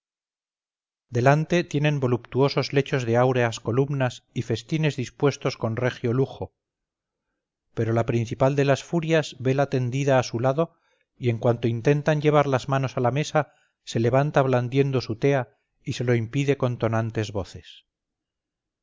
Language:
Spanish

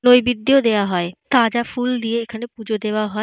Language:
Bangla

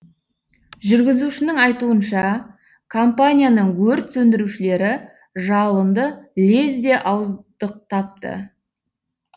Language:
Kazakh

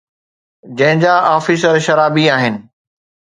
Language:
Sindhi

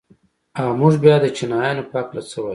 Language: Pashto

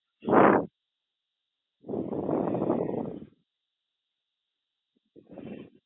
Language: Gujarati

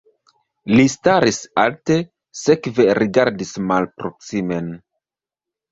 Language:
Esperanto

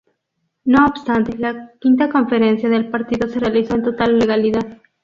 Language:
Spanish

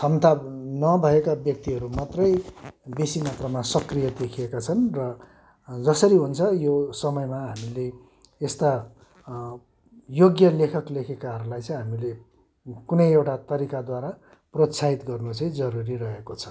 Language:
Nepali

